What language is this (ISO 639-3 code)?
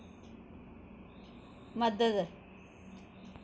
doi